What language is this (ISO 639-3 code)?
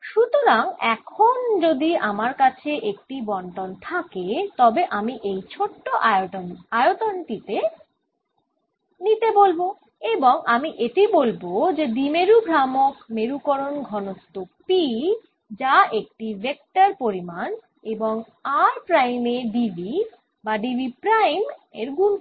ben